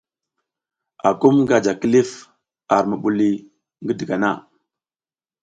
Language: South Giziga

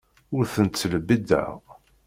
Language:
Kabyle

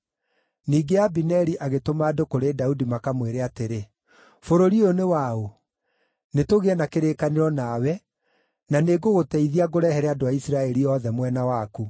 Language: Kikuyu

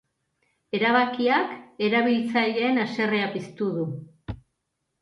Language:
Basque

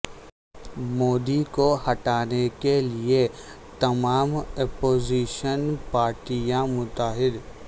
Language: Urdu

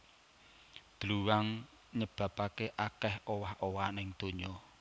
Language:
Javanese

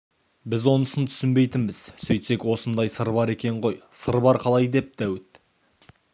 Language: Kazakh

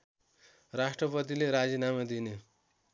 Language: Nepali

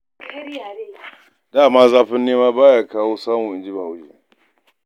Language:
Hausa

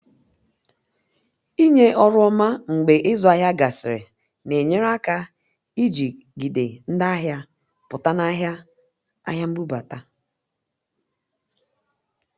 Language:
Igbo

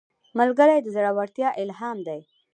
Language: Pashto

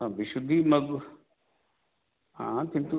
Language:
Sanskrit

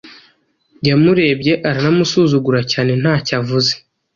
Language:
Kinyarwanda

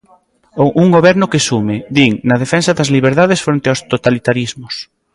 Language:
Galician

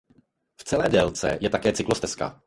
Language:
Czech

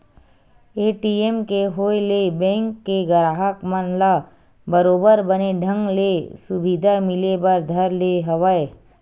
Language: Chhattisgarhi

